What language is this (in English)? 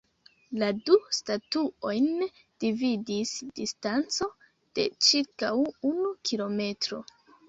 Esperanto